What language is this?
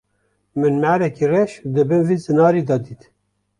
Kurdish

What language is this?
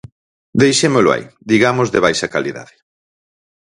Galician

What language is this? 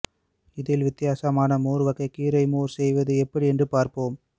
Tamil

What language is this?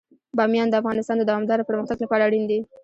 Pashto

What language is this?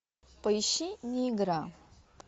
Russian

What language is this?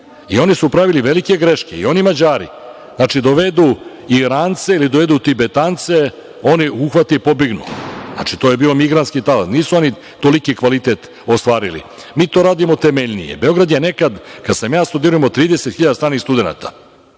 Serbian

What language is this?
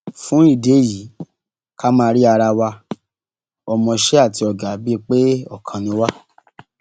Yoruba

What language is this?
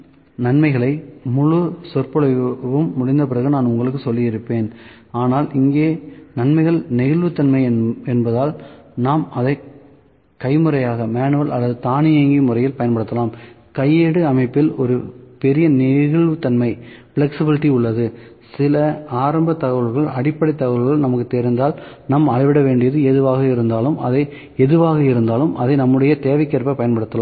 Tamil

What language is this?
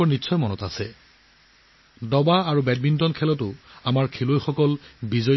Assamese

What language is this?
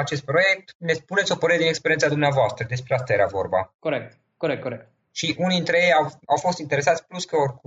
Romanian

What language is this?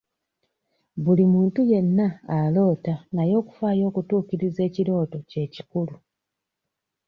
Ganda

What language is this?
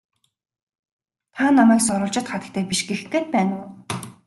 Mongolian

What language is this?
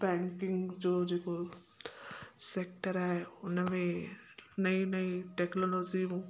Sindhi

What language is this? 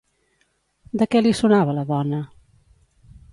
Catalan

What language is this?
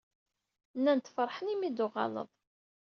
Kabyle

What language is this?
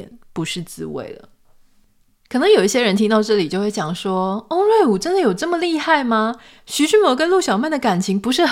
Chinese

